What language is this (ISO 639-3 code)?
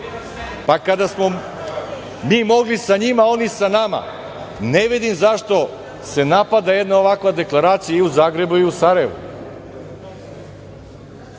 srp